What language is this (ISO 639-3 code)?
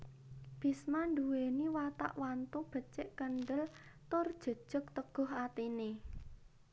jav